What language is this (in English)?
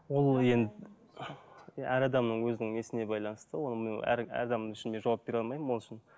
Kazakh